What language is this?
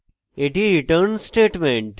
Bangla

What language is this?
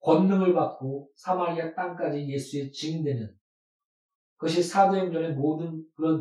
Korean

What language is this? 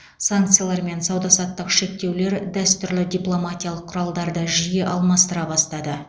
Kazakh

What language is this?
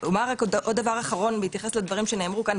Hebrew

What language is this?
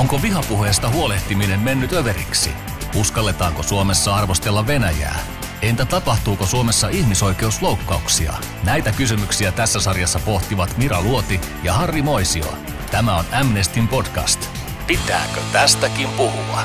Finnish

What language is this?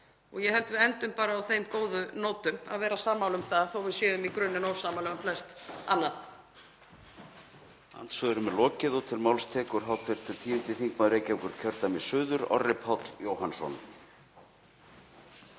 Icelandic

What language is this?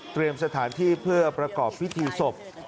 Thai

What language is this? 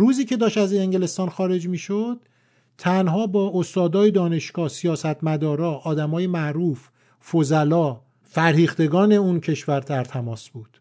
Persian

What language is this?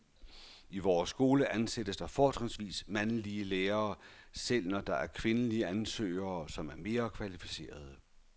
Danish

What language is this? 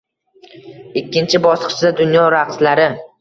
Uzbek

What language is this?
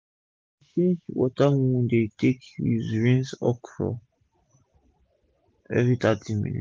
Nigerian Pidgin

